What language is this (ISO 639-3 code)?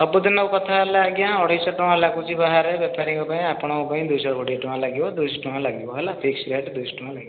ori